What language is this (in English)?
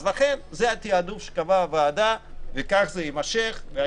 Hebrew